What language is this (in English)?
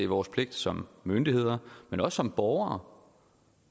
Danish